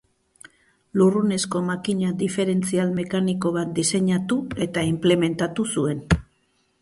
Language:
Basque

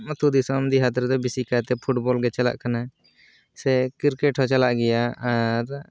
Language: Santali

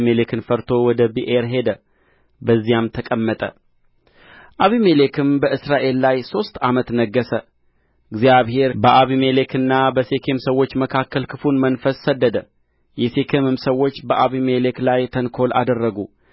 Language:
Amharic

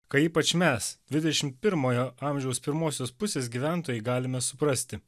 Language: Lithuanian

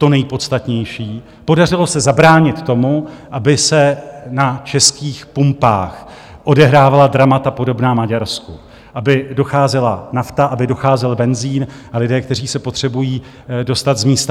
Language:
Czech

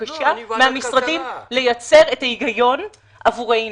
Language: Hebrew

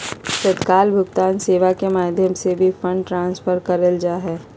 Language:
Magahi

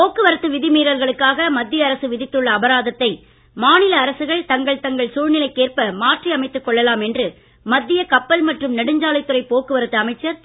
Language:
Tamil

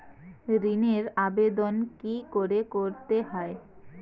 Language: Bangla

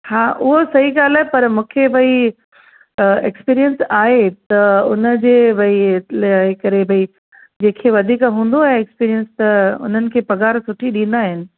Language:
Sindhi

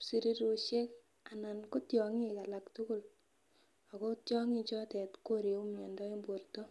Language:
Kalenjin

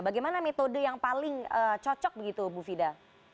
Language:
Indonesian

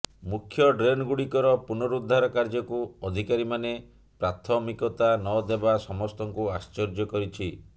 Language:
Odia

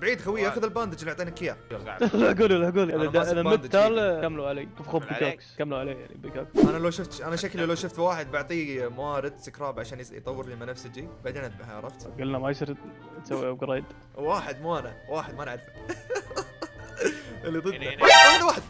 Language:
Arabic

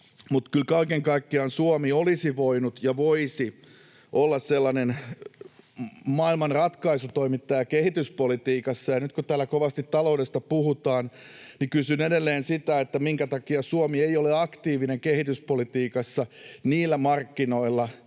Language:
Finnish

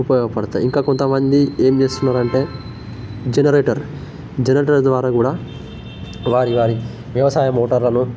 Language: Telugu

